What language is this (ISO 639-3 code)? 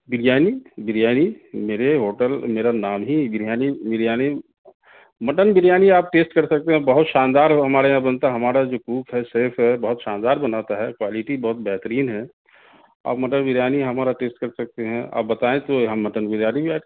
urd